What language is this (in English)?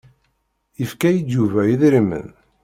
Kabyle